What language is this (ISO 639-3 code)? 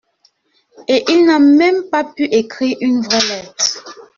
fra